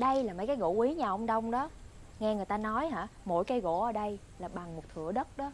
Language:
Vietnamese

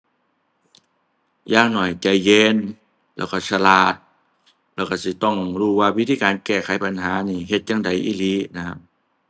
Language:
Thai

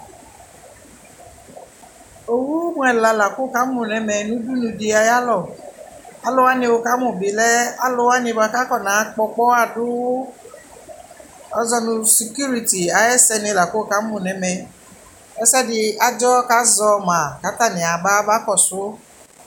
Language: Ikposo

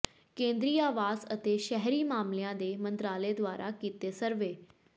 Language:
Punjabi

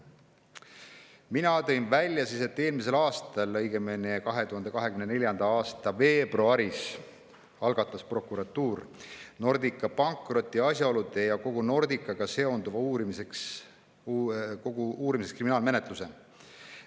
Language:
Estonian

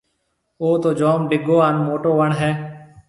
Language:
Marwari (Pakistan)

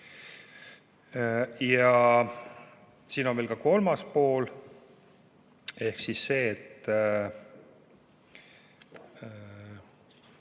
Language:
Estonian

